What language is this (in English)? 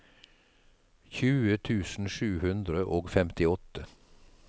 Norwegian